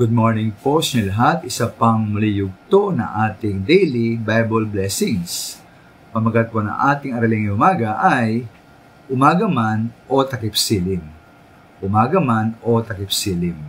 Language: Filipino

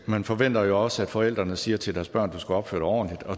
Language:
Danish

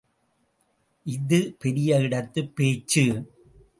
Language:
Tamil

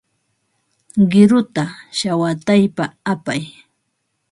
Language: Ambo-Pasco Quechua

